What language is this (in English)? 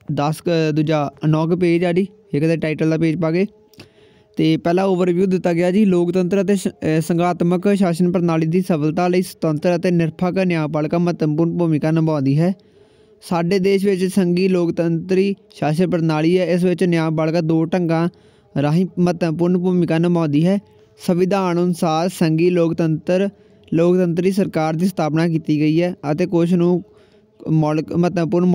Hindi